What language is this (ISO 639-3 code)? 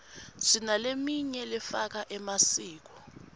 ssw